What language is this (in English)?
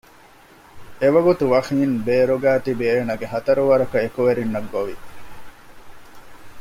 Divehi